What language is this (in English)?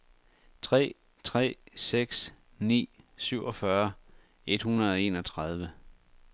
Danish